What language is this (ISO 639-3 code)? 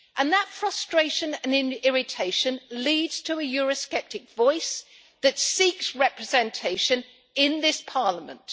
eng